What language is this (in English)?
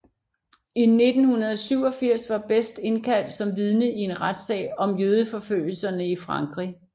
Danish